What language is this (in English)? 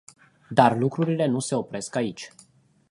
Romanian